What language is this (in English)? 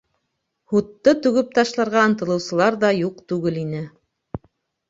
Bashkir